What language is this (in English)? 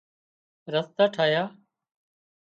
Wadiyara Koli